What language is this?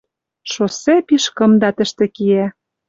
Western Mari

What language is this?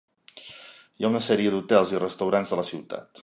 Catalan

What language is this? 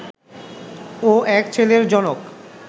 Bangla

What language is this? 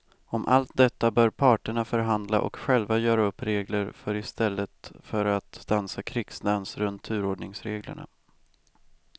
Swedish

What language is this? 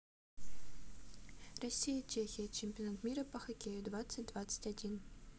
Russian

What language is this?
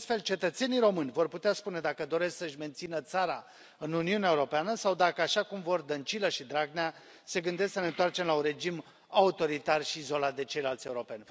Romanian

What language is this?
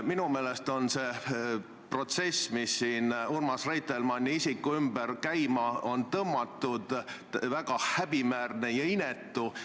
Estonian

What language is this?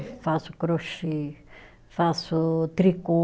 Portuguese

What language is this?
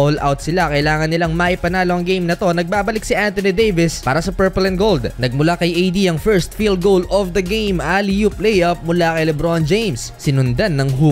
Filipino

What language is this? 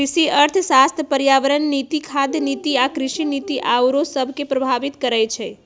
Magahi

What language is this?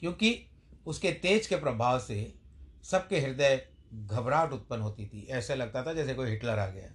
Hindi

